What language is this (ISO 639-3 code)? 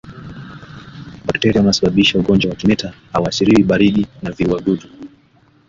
swa